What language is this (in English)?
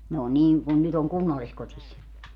Finnish